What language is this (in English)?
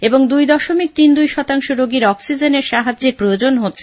Bangla